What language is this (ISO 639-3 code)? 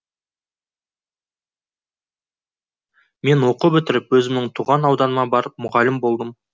kaz